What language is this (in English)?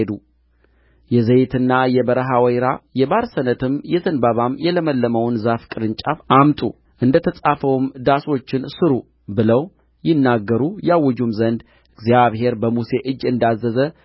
Amharic